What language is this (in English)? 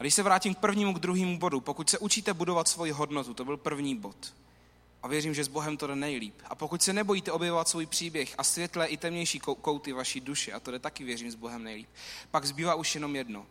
Czech